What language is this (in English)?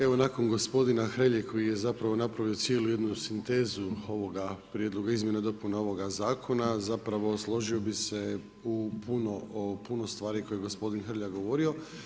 Croatian